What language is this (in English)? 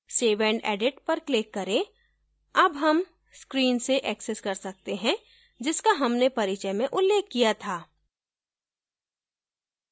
Hindi